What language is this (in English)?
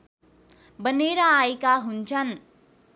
Nepali